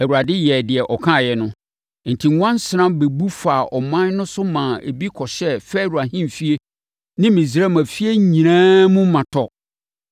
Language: Akan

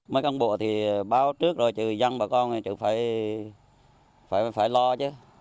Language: Vietnamese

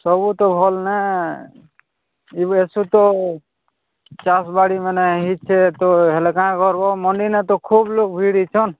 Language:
Odia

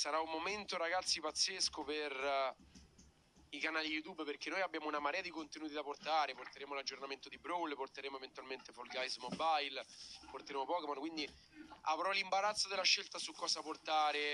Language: Italian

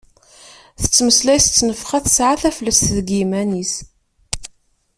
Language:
Kabyle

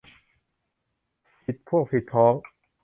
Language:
Thai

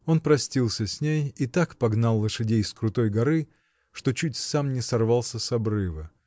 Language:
Russian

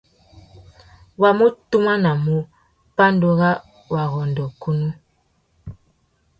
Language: Tuki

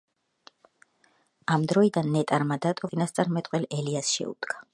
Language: Georgian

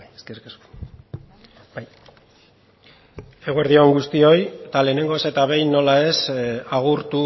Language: Basque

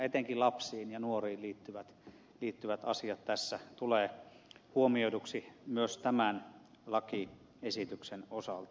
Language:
Finnish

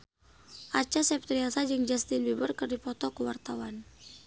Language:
Sundanese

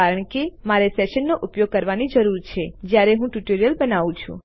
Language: Gujarati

